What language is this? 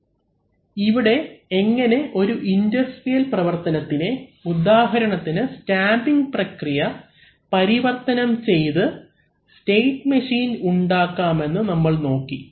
Malayalam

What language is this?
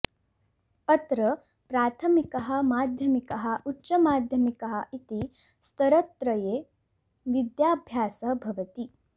Sanskrit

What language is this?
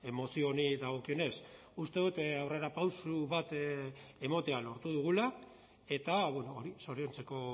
Basque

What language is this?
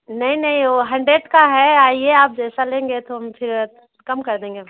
Hindi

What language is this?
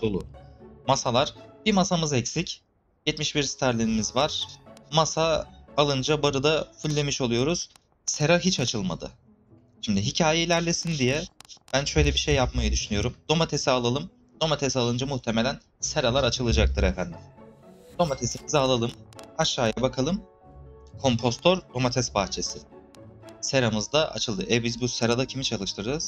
Turkish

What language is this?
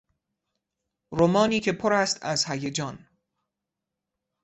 Persian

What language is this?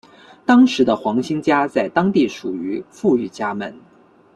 Chinese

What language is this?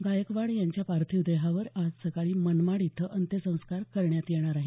Marathi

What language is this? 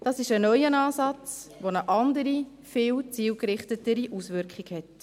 Swiss German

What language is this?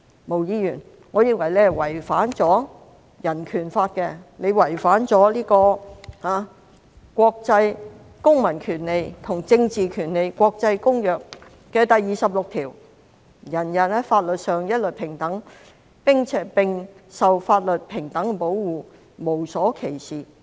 Cantonese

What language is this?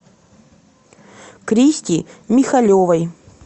Russian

